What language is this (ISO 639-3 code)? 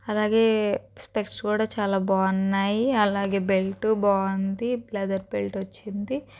tel